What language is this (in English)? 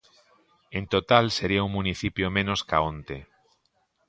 Galician